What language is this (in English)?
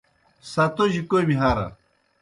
Kohistani Shina